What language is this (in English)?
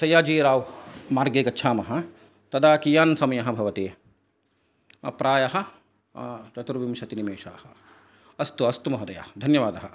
Sanskrit